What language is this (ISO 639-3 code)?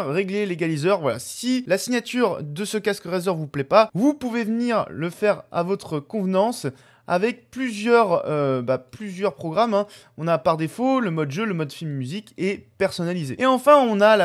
fra